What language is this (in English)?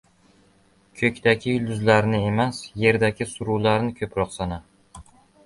Uzbek